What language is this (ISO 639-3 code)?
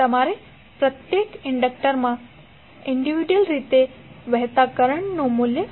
guj